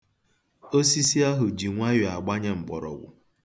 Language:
Igbo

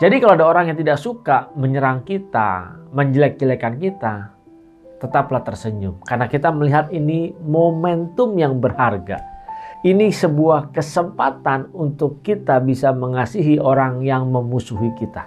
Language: Indonesian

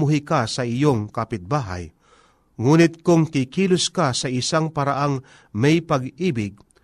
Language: Filipino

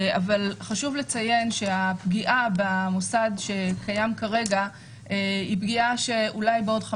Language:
Hebrew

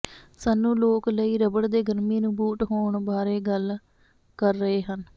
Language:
Punjabi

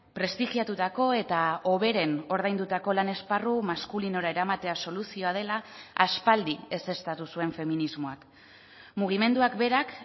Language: Basque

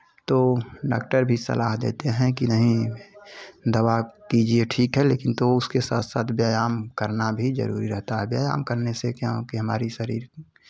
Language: Hindi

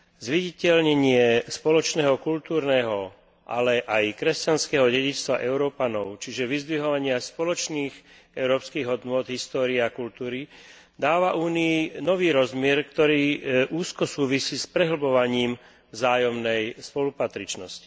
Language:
Slovak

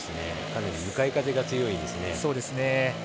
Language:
Japanese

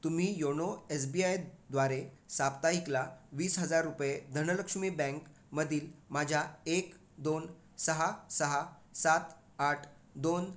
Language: Marathi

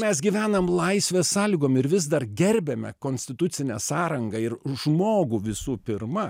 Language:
Lithuanian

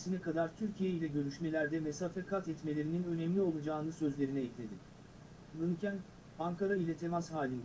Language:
Turkish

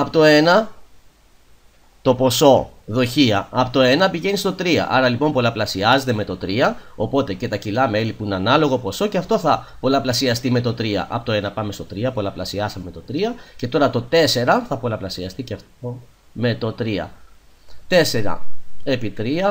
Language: Greek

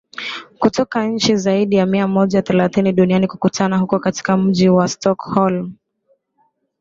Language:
Swahili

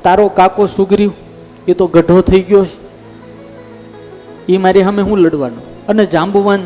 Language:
Gujarati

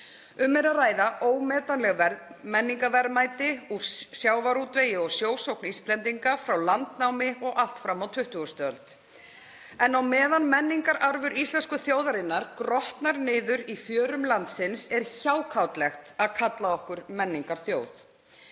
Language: Icelandic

